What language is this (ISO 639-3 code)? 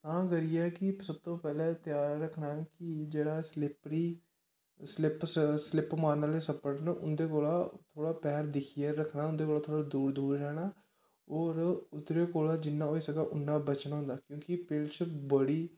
doi